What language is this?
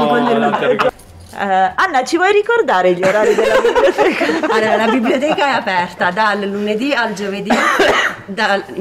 Italian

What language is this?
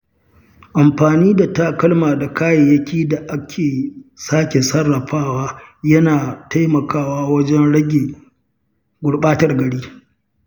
Hausa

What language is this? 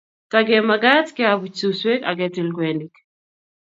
Kalenjin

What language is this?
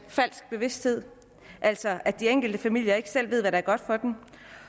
Danish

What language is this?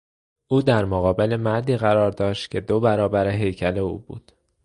Persian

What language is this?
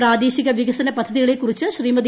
Malayalam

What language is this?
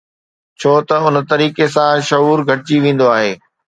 Sindhi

